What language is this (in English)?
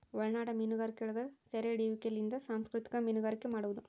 Kannada